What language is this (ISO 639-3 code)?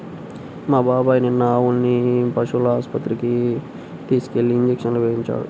tel